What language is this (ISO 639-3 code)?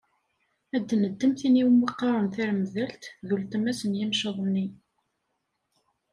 kab